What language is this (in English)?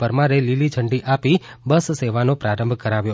Gujarati